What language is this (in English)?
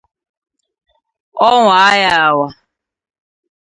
Igbo